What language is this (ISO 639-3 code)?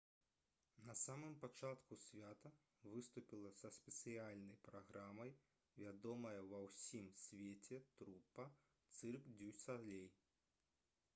bel